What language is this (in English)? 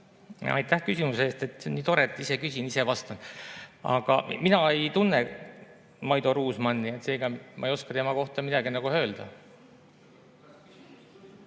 Estonian